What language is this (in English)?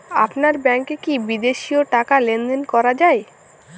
Bangla